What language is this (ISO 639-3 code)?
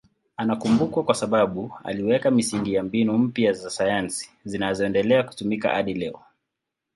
swa